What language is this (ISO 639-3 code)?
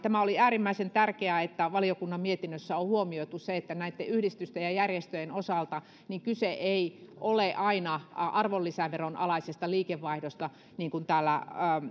fin